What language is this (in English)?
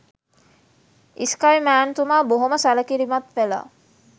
Sinhala